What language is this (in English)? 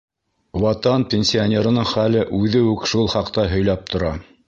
Bashkir